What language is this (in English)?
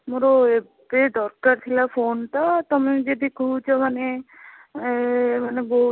Odia